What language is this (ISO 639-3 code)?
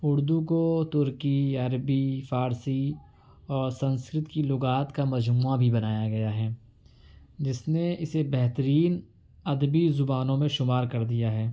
urd